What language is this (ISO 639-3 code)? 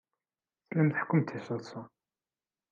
kab